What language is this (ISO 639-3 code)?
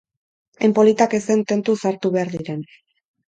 eus